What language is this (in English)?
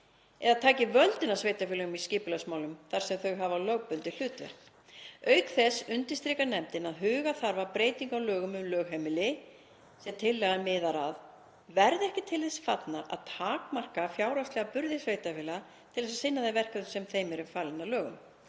Icelandic